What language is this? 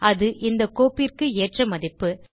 Tamil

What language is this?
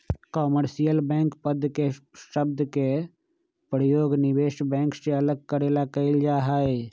Magahi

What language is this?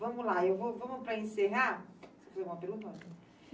Portuguese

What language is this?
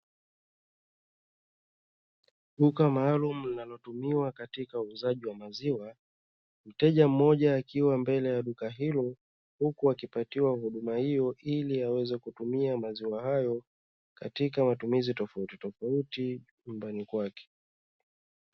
Swahili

